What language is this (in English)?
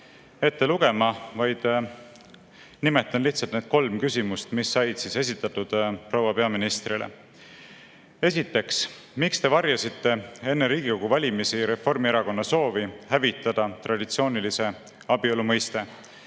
Estonian